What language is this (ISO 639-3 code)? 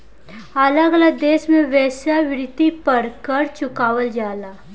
bho